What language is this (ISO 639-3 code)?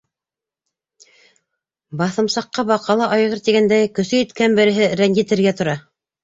bak